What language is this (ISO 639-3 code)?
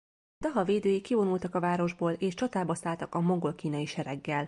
hun